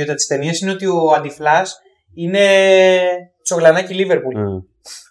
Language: Greek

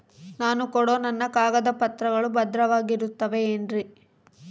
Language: Kannada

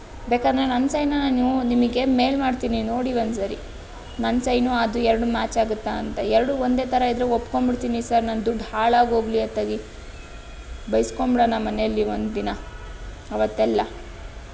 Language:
Kannada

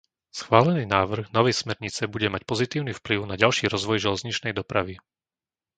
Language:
Slovak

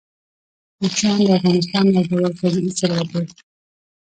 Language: Pashto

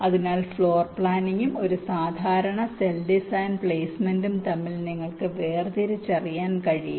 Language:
Malayalam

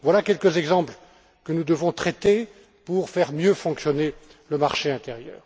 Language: French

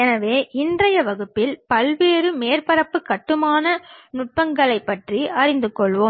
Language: Tamil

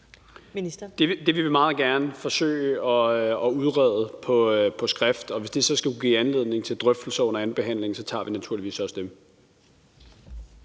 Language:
Danish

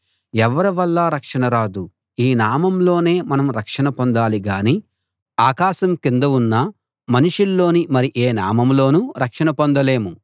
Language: Telugu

